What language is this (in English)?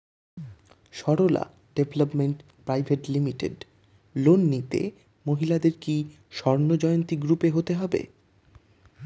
Bangla